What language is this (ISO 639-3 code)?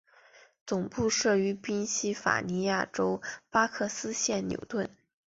zho